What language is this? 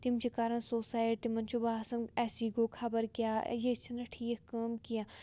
Kashmiri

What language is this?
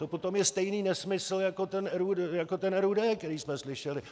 Czech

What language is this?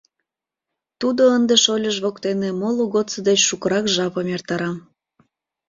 Mari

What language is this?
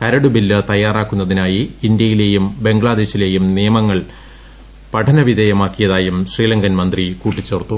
Malayalam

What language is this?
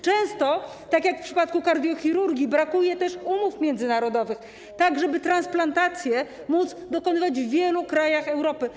Polish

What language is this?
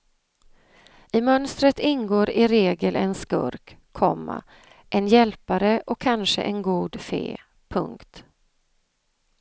Swedish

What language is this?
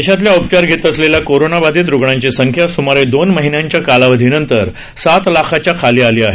Marathi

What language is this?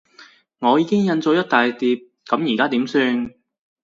Cantonese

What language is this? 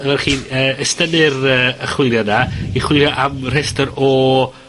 Welsh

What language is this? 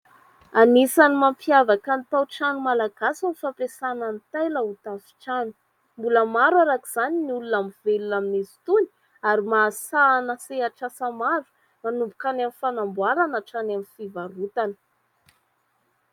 Malagasy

